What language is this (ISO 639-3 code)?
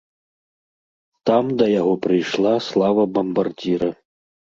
bel